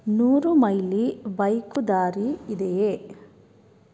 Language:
Kannada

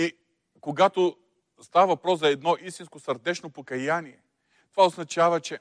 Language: Bulgarian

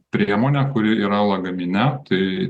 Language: Lithuanian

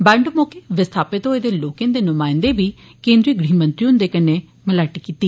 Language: Dogri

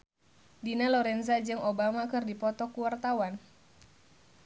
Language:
Sundanese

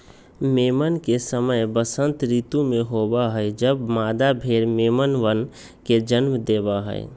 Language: Magahi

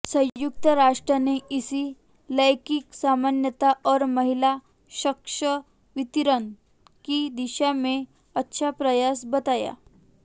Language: Hindi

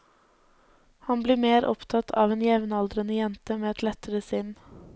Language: Norwegian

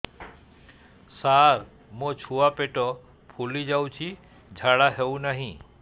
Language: Odia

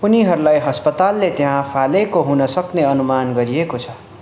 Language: Nepali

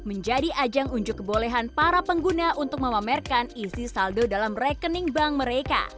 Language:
Indonesian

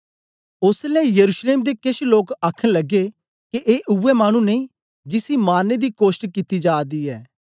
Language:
Dogri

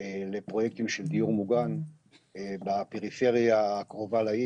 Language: Hebrew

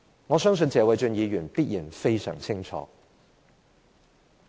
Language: Cantonese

